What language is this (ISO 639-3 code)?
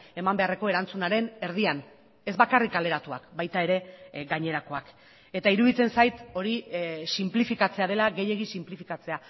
eus